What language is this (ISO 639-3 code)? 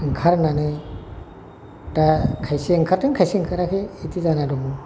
brx